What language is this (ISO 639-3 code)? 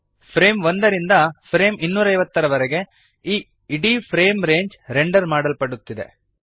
kan